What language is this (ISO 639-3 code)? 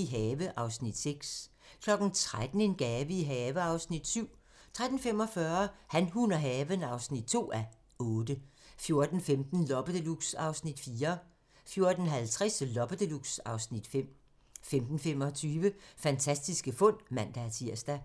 dan